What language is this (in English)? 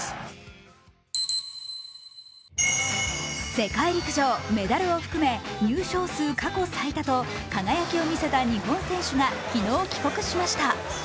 Japanese